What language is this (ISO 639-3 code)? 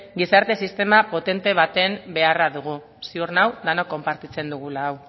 eus